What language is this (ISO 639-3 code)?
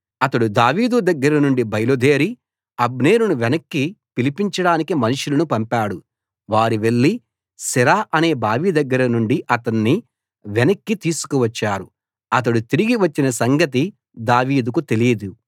tel